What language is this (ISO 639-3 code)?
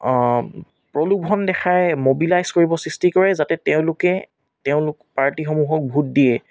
asm